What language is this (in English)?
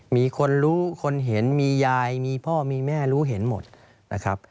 Thai